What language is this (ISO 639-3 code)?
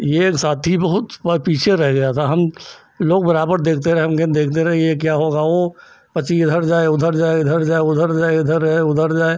hin